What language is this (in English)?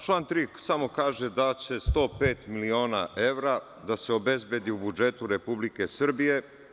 Serbian